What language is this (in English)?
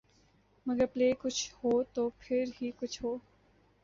Urdu